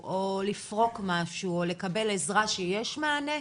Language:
Hebrew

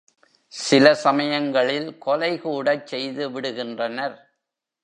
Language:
Tamil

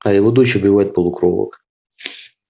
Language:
Russian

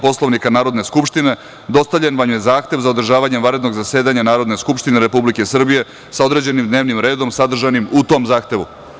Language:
Serbian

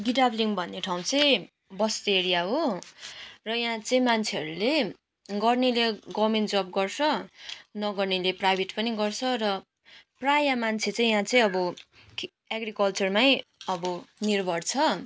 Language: Nepali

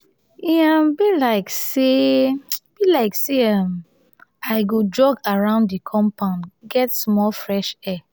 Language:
Nigerian Pidgin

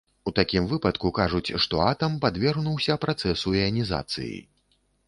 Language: Belarusian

